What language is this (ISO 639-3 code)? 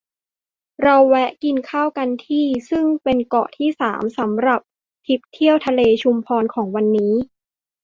tha